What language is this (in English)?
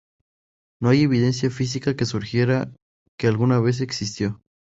Spanish